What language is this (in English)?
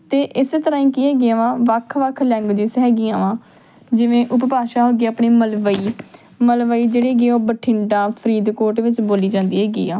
Punjabi